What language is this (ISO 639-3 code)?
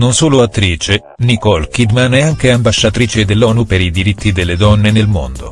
ita